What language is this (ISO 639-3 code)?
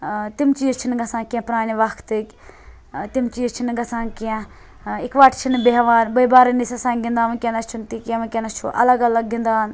kas